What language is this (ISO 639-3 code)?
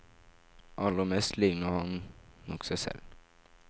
nor